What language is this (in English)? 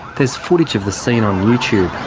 English